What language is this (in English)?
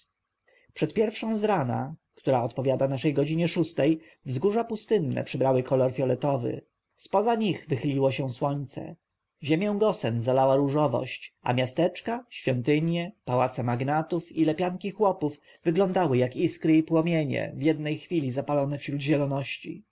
Polish